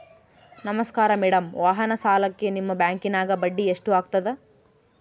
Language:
Kannada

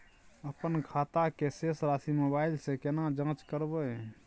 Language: Maithili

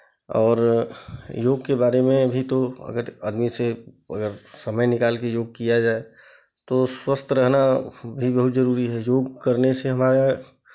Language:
Hindi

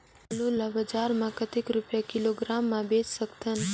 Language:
Chhattisgarhi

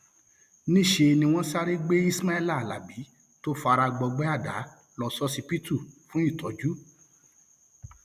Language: Yoruba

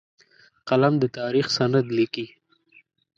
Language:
Pashto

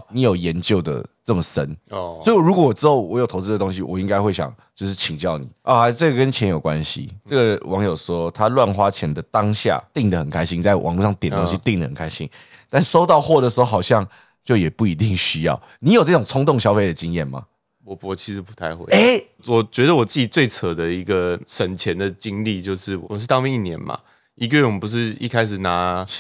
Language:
Chinese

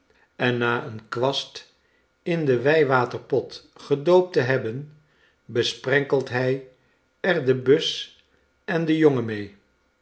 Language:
Dutch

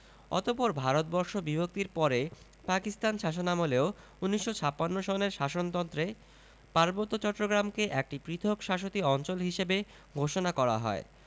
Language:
Bangla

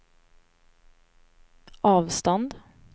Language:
Swedish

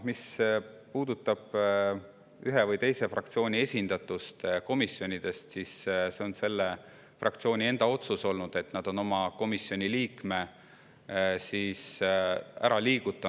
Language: Estonian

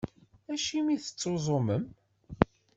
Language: Kabyle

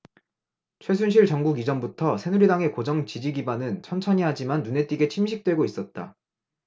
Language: Korean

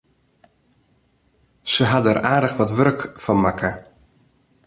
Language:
Western Frisian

